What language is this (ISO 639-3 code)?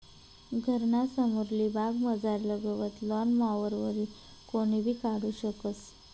mar